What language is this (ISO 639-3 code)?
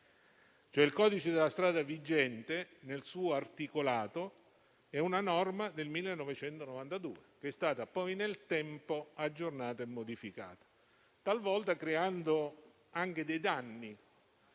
ita